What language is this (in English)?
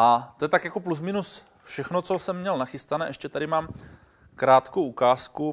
Czech